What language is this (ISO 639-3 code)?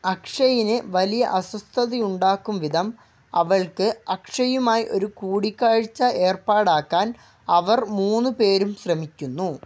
mal